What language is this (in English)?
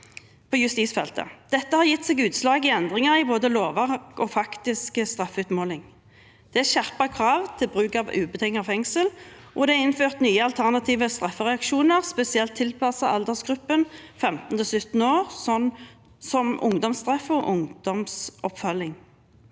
Norwegian